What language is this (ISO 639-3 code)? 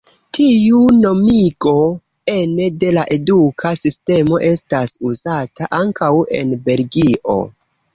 epo